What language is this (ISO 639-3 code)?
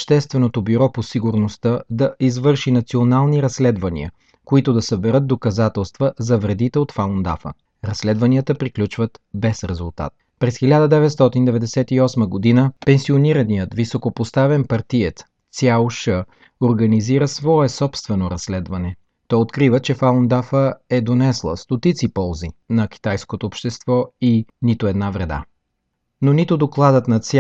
bul